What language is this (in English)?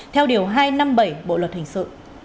Vietnamese